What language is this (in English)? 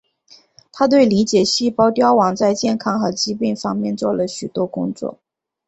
Chinese